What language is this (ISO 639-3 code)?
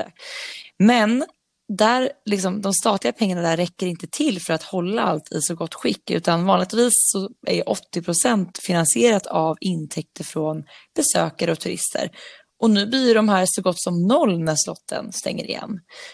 swe